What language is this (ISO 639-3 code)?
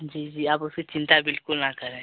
hin